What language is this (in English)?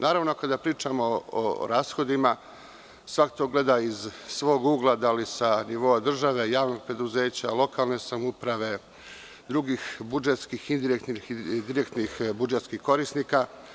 Serbian